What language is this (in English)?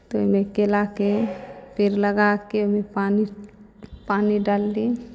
Maithili